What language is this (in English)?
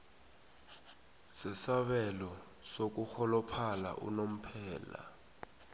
South Ndebele